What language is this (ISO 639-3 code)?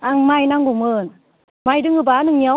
brx